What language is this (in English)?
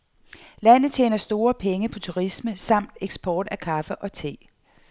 Danish